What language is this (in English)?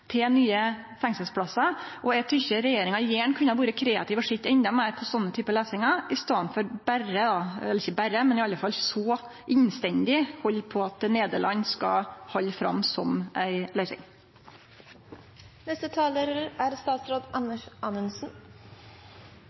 Norwegian